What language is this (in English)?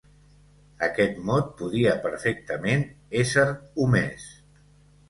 Catalan